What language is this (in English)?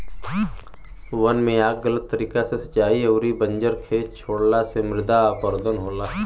Bhojpuri